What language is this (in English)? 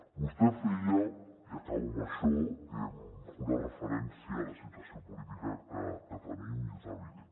Catalan